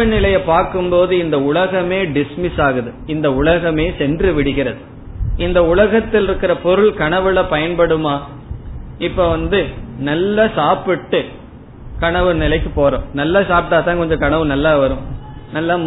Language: Tamil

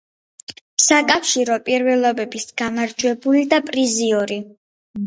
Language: Georgian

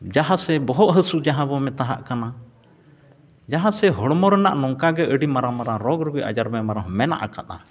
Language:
Santali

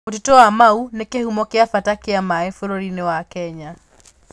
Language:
Kikuyu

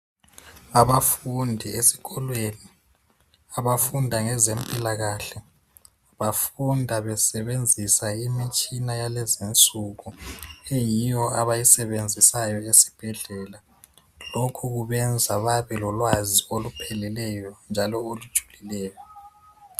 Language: North Ndebele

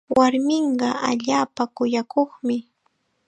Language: Chiquián Ancash Quechua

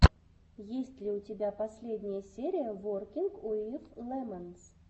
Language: Russian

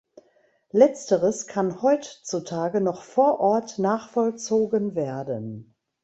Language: German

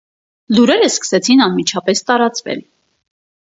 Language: Armenian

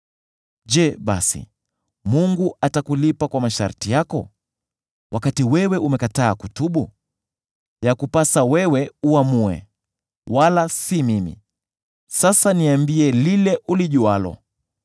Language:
Swahili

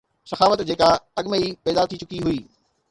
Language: Sindhi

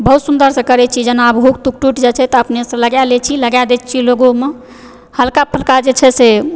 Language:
Maithili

